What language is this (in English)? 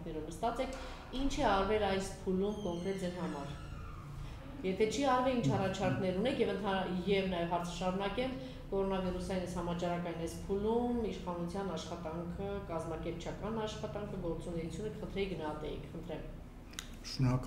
Turkish